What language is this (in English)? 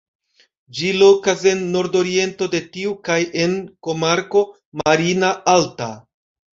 Esperanto